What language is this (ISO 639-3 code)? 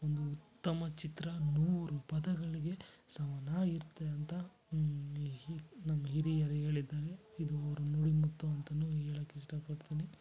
kan